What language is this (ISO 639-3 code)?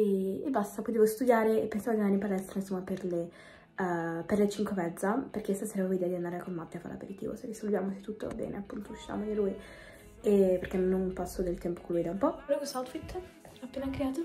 ita